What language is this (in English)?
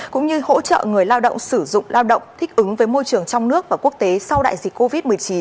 Vietnamese